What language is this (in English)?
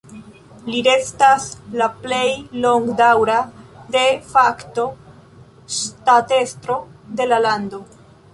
Esperanto